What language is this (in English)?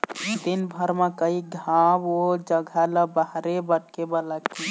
Chhattisgarhi